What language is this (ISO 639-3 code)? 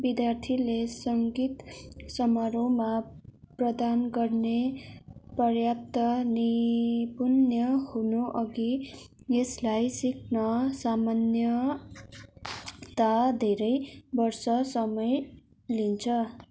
nep